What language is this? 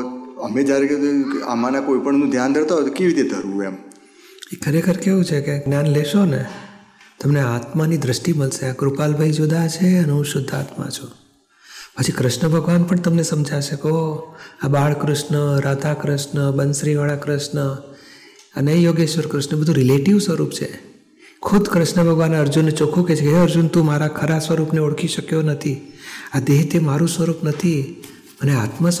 Gujarati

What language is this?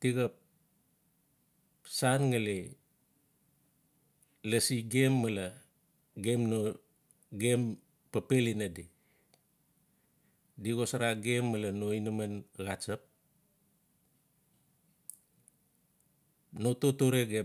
Notsi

